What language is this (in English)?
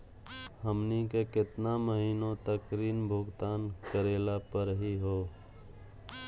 Magahi